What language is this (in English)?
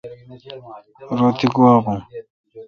Kalkoti